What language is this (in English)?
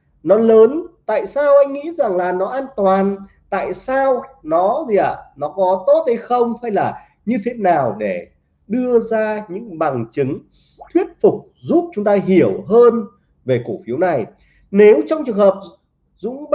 Vietnamese